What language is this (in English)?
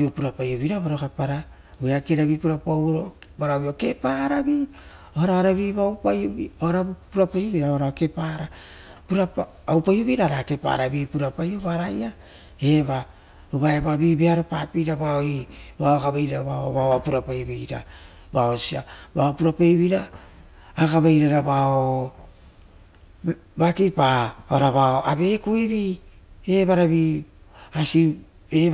Rotokas